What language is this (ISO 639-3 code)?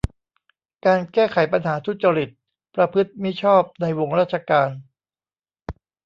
tha